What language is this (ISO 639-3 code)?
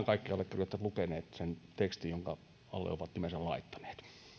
fin